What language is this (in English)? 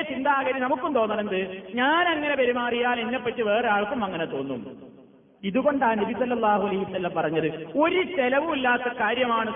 Malayalam